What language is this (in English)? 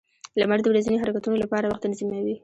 Pashto